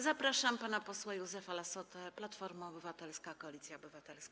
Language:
Polish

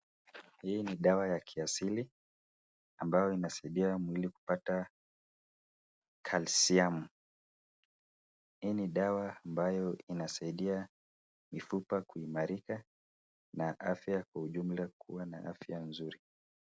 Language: Swahili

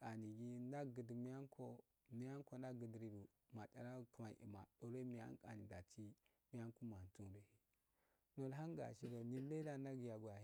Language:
Afade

